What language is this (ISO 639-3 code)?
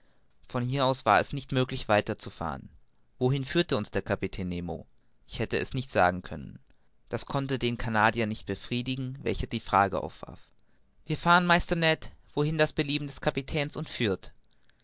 deu